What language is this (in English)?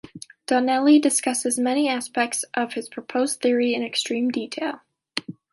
English